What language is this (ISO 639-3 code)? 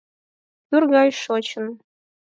chm